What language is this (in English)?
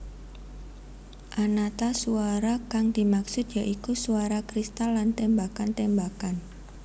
Javanese